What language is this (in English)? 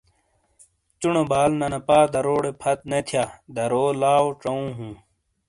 Shina